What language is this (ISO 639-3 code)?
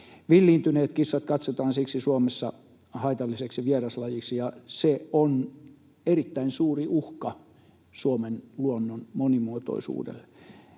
fin